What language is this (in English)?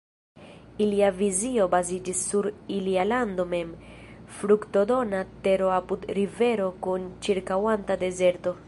Esperanto